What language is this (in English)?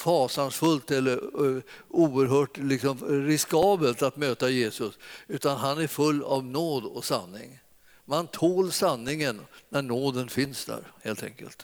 Swedish